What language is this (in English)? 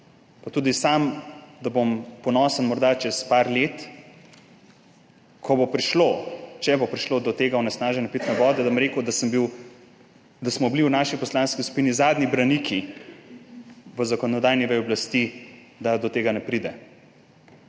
Slovenian